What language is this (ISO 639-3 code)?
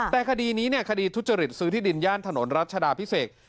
tha